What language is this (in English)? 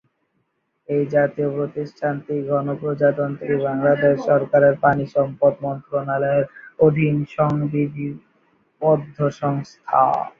Bangla